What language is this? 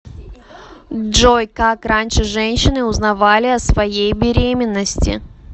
Russian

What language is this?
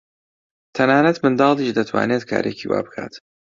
Central Kurdish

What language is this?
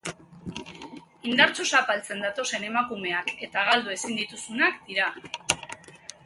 Basque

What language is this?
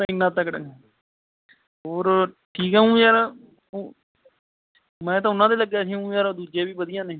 Punjabi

